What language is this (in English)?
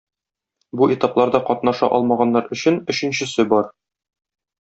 Tatar